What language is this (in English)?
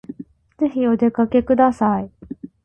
Japanese